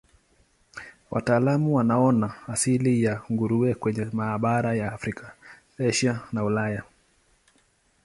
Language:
Swahili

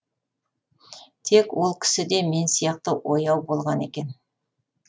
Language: Kazakh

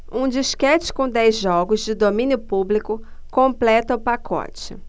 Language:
Portuguese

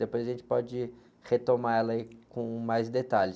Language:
Portuguese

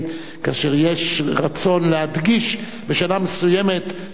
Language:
Hebrew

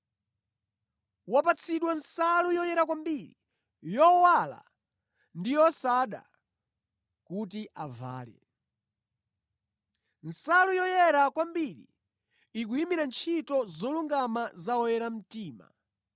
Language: Nyanja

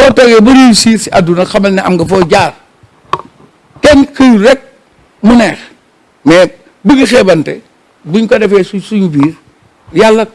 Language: French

